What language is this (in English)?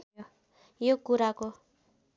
Nepali